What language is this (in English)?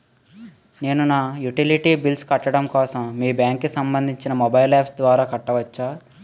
Telugu